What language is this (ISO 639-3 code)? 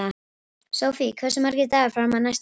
isl